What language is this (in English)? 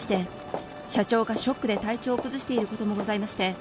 Japanese